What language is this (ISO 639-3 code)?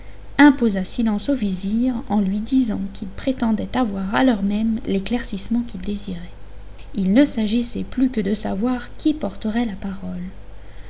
fra